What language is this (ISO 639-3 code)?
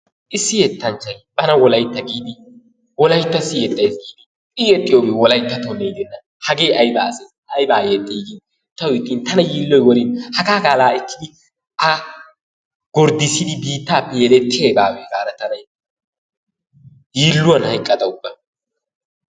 wal